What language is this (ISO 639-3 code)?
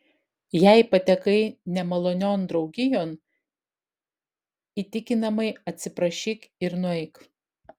lit